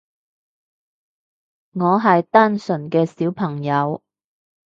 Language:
Cantonese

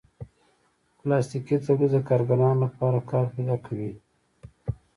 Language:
Pashto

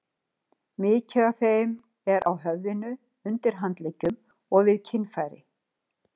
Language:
Icelandic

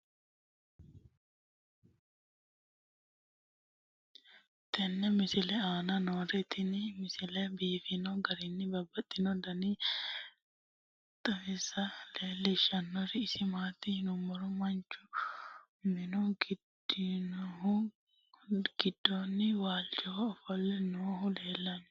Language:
Sidamo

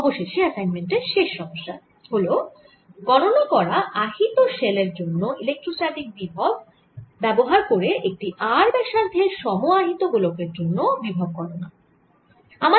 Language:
Bangla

